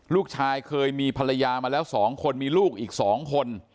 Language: Thai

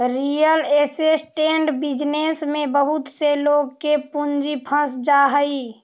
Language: Magahi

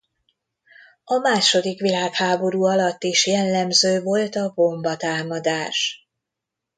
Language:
Hungarian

